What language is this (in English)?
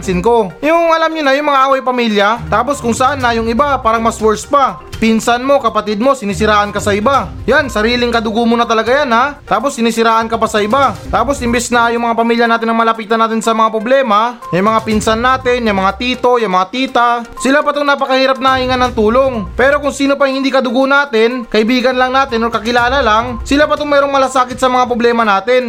Filipino